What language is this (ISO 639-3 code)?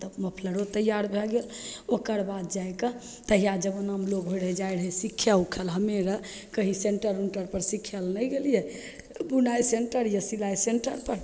mai